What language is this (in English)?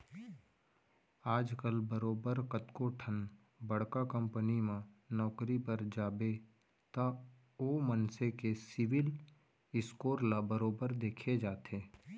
Chhattisgarhi